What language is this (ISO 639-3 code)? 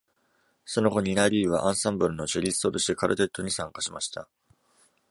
jpn